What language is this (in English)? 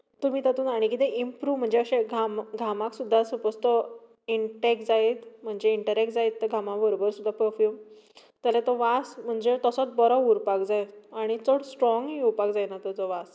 Konkani